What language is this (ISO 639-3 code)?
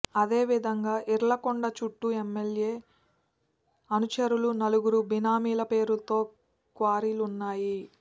tel